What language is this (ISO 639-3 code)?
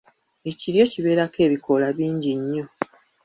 lug